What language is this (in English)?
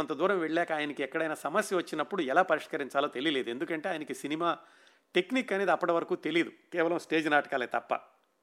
Telugu